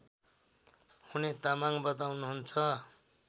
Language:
Nepali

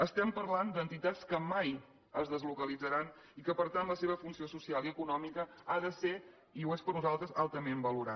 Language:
Catalan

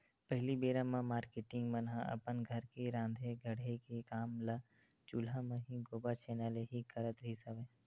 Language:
Chhattisgarhi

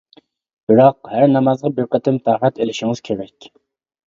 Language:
Uyghur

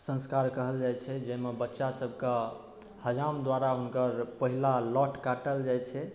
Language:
Maithili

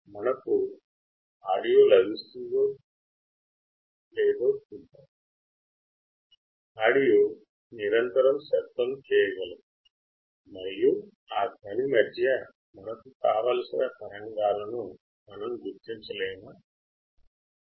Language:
Telugu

